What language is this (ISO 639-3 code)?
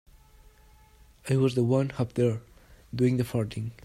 eng